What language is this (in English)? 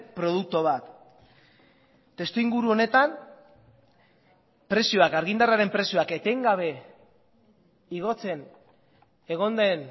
Basque